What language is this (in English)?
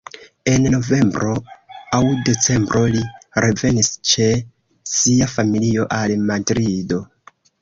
Esperanto